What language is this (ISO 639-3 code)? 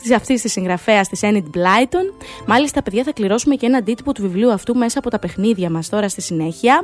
ell